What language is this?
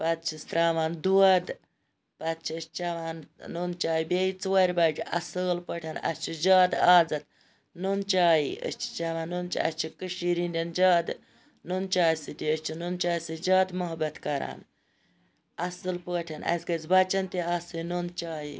Kashmiri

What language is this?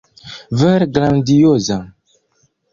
Esperanto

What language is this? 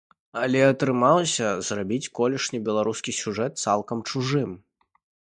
Belarusian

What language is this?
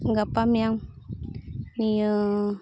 Santali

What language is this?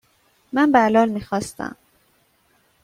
Persian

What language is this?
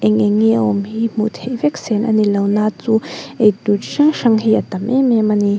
Mizo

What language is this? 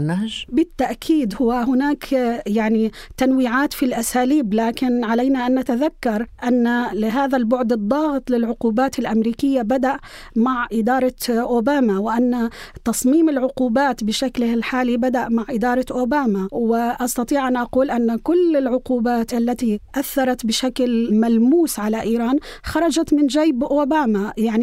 Arabic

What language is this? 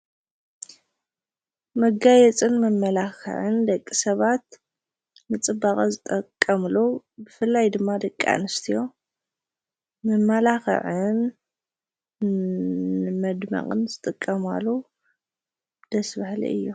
Tigrinya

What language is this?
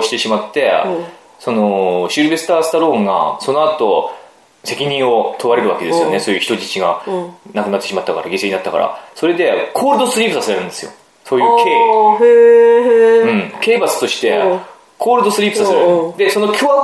Japanese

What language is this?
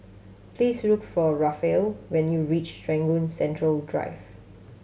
English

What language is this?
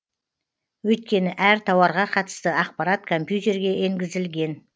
Kazakh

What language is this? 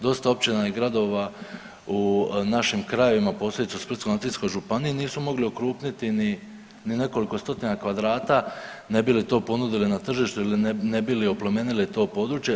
Croatian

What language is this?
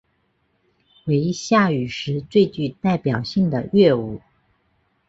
Chinese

